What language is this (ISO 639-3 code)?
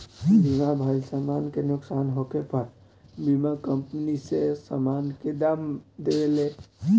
bho